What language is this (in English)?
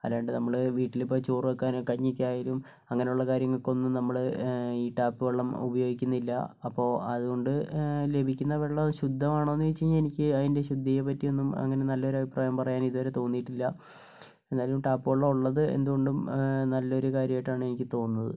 Malayalam